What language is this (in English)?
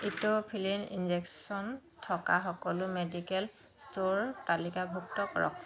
Assamese